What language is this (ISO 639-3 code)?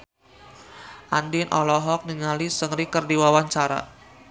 sun